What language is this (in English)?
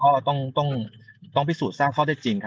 Thai